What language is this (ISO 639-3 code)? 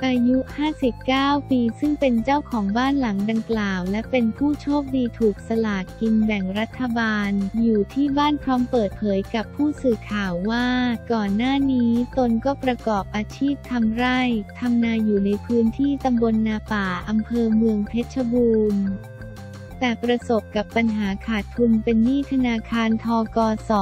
tha